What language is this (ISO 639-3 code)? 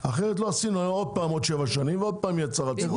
heb